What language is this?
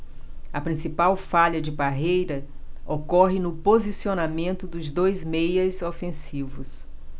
Portuguese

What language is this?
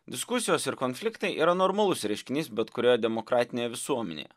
Lithuanian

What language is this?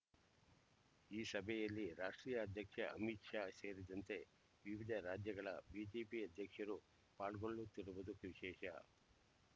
Kannada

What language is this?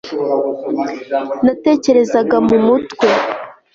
Kinyarwanda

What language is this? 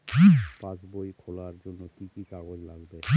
Bangla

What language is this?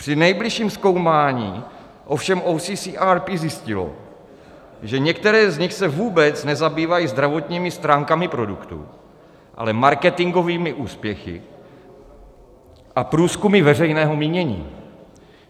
Czech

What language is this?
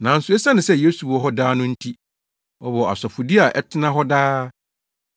Akan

